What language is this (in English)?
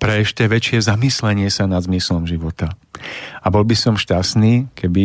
Slovak